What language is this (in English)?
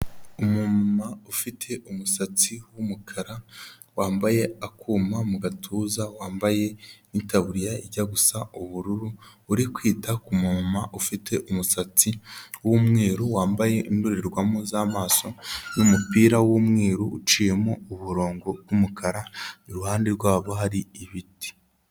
Kinyarwanda